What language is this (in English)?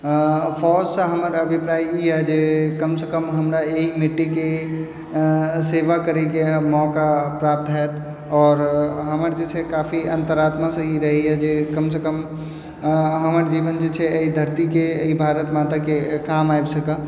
Maithili